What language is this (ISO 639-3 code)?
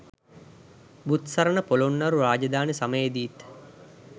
sin